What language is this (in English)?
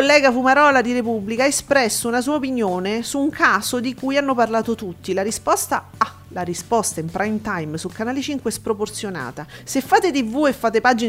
Italian